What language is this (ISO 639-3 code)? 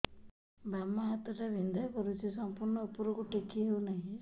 ori